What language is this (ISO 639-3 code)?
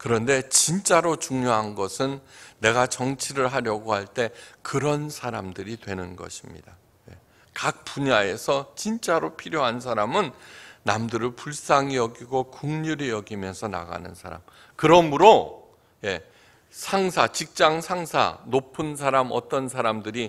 kor